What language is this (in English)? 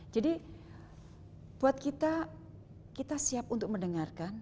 Indonesian